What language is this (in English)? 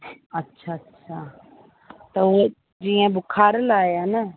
Sindhi